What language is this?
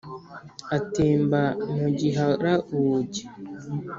Kinyarwanda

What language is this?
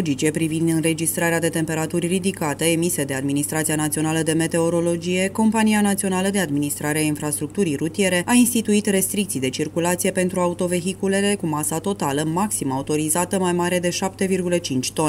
Romanian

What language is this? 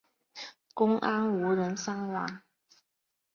Chinese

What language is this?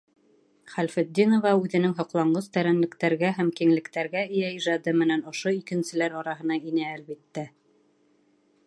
Bashkir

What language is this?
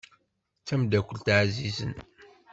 Kabyle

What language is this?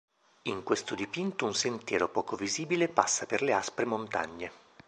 Italian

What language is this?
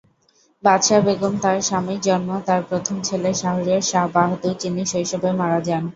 Bangla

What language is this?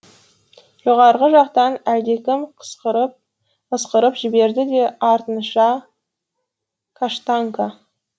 Kazakh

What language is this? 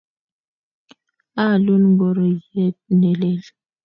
Kalenjin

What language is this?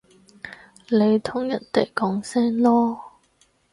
Cantonese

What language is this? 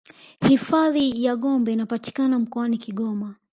Swahili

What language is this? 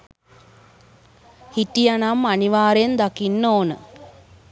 Sinhala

